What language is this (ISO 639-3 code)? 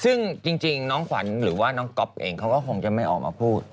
tha